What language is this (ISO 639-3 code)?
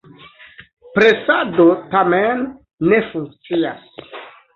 epo